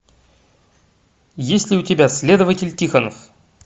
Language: Russian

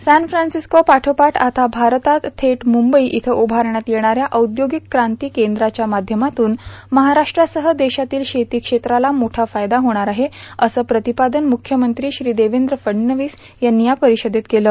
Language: Marathi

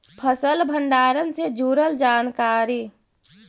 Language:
Magahi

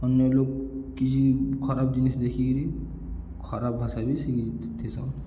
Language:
Odia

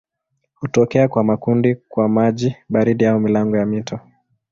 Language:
Swahili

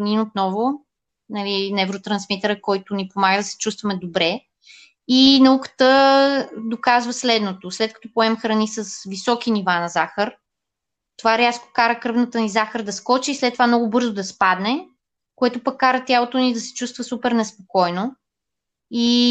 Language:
Bulgarian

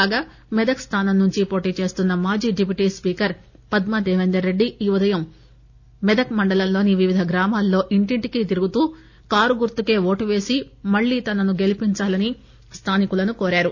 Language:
Telugu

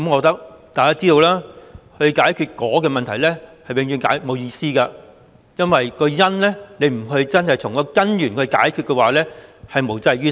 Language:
Cantonese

